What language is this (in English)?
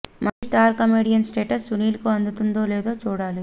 Telugu